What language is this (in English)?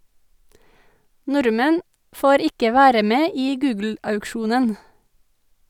Norwegian